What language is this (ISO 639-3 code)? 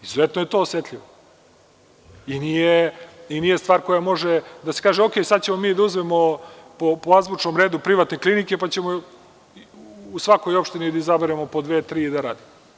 srp